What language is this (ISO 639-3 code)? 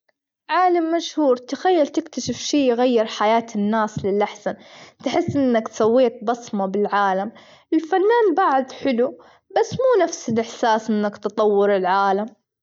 afb